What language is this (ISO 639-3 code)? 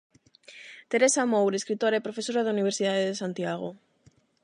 glg